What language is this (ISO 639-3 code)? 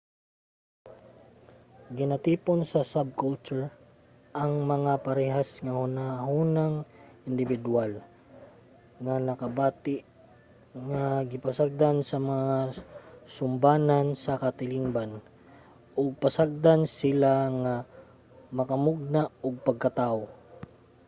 ceb